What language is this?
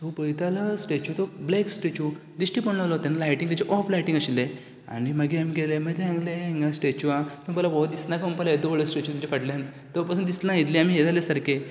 Konkani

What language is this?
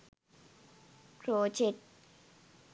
Sinhala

